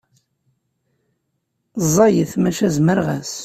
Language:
Kabyle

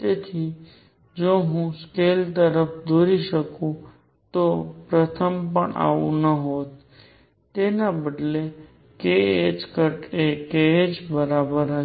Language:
Gujarati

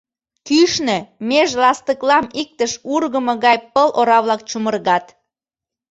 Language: Mari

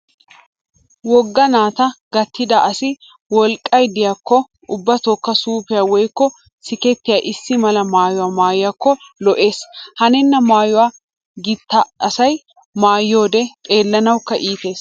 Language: Wolaytta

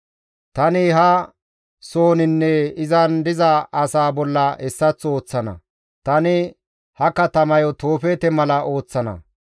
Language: Gamo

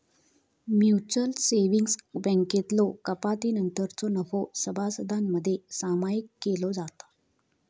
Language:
Marathi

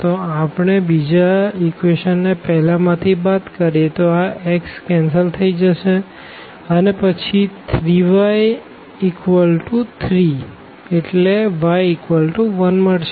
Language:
Gujarati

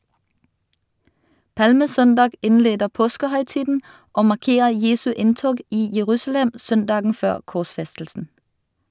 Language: Norwegian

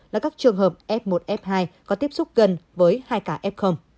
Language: Vietnamese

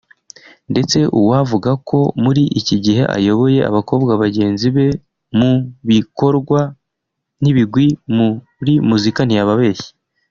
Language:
Kinyarwanda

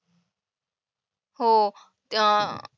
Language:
Marathi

